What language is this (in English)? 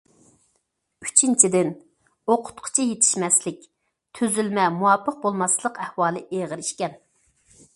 Uyghur